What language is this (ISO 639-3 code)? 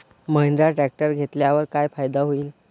mar